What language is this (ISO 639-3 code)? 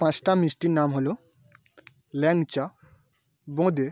ben